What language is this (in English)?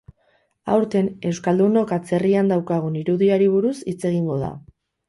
Basque